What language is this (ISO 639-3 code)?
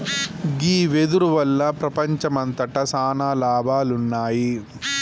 tel